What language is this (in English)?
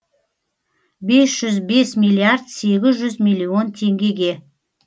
Kazakh